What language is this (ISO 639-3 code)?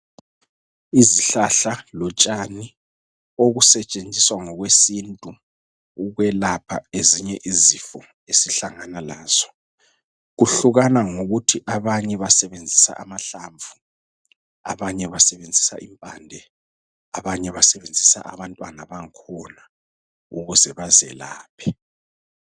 nde